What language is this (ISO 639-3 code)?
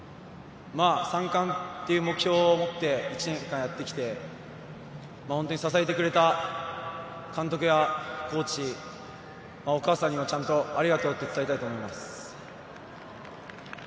jpn